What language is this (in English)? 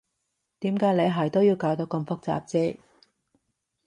Cantonese